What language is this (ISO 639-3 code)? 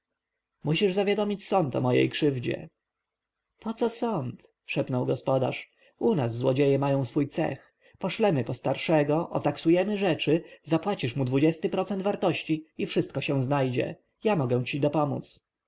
pol